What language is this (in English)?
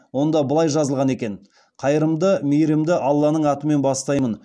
Kazakh